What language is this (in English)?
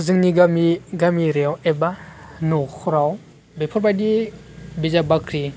Bodo